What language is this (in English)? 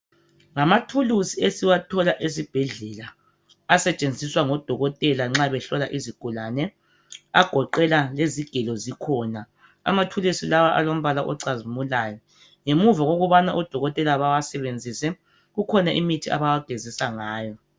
North Ndebele